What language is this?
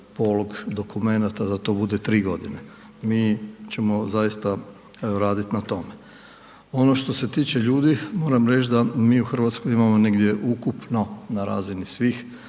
Croatian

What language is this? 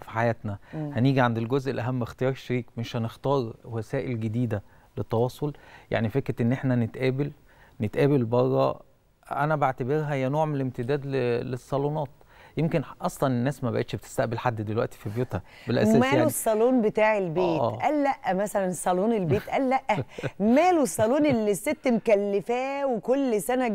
Arabic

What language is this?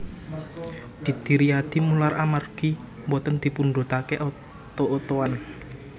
Javanese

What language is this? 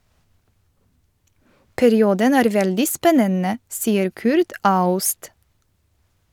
Norwegian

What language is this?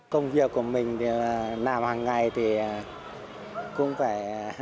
Vietnamese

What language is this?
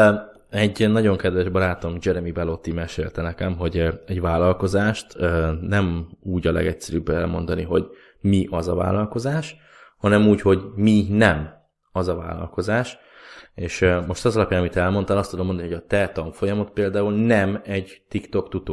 Hungarian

